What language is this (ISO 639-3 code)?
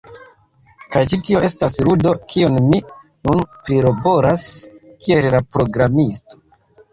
epo